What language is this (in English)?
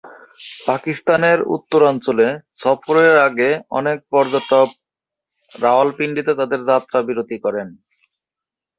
Bangla